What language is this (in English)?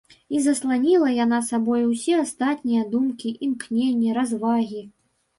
Belarusian